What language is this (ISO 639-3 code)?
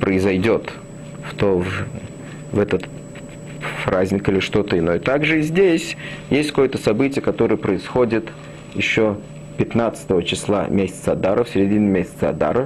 rus